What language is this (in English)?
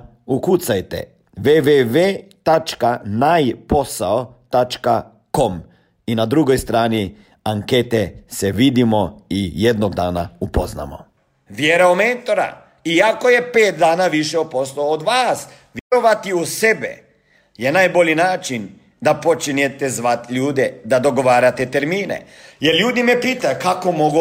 Croatian